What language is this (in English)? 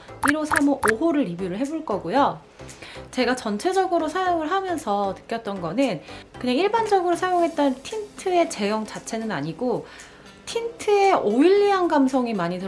Korean